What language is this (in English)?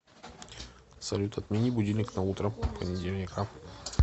Russian